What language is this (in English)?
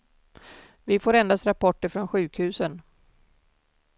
Swedish